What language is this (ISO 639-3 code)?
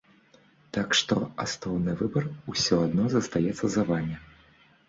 bel